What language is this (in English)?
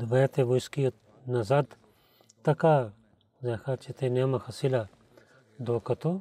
Bulgarian